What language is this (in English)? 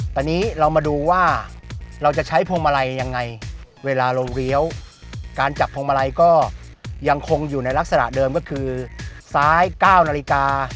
Thai